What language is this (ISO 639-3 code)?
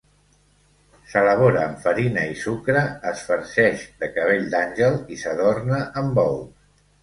cat